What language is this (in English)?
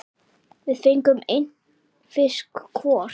Icelandic